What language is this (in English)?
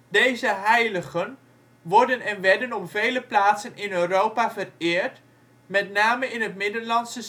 Dutch